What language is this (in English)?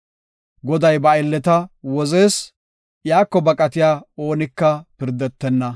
Gofa